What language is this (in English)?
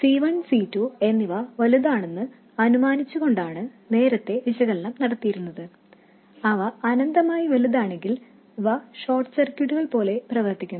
Malayalam